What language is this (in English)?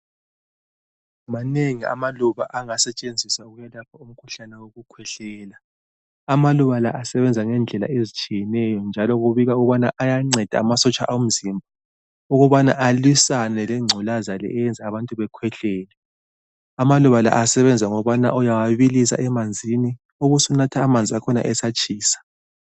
North Ndebele